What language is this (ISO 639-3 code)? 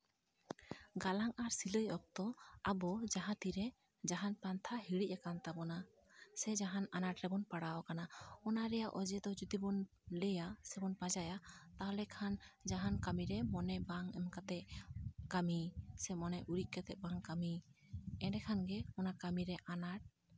sat